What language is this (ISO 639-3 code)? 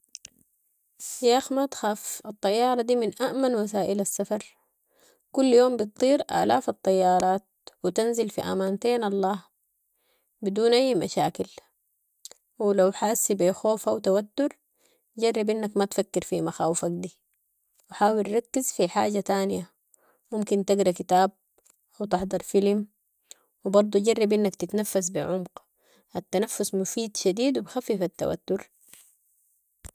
apd